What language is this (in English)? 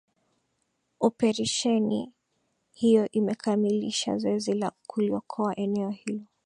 Swahili